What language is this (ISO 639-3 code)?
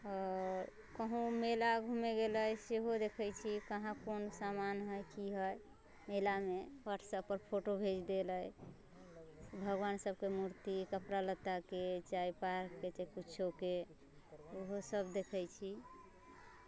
mai